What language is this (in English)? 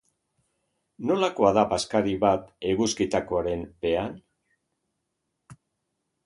Basque